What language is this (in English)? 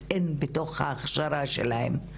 Hebrew